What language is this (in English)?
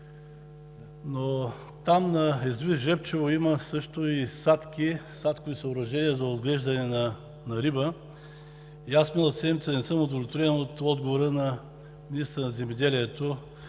Bulgarian